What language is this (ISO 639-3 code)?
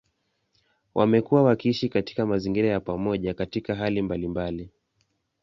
swa